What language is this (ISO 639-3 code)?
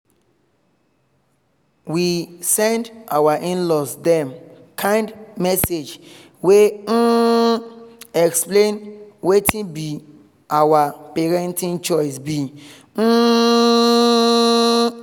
pcm